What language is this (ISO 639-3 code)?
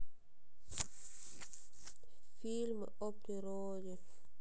rus